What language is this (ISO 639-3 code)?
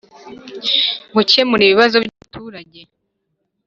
kin